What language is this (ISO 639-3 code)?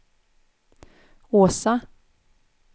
swe